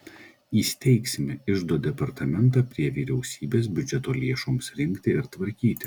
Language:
Lithuanian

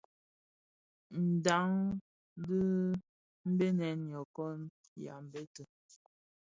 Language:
Bafia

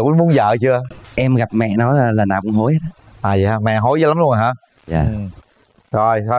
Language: Vietnamese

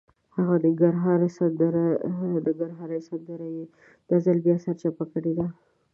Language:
Pashto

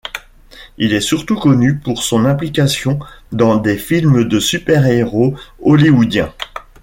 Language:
French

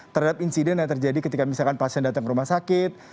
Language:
Indonesian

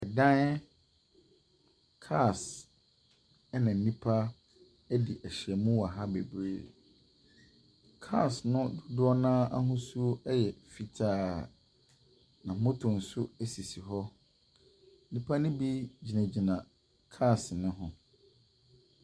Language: Akan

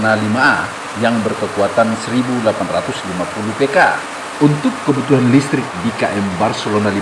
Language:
Indonesian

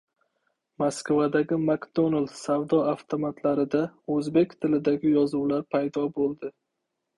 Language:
Uzbek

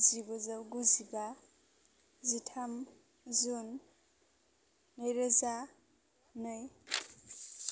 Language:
Bodo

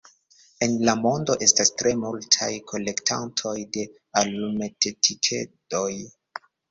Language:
Esperanto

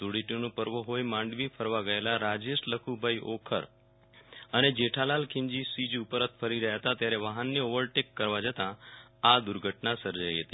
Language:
Gujarati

